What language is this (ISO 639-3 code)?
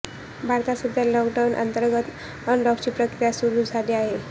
mar